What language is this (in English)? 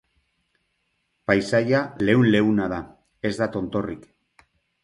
Basque